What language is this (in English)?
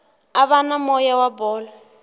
Tsonga